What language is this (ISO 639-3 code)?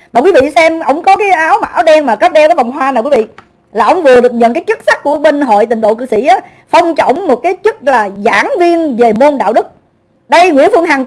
vie